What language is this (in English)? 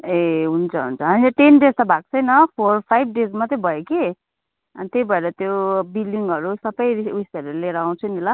Nepali